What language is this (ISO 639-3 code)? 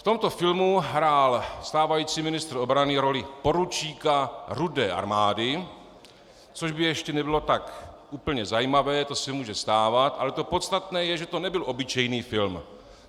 ces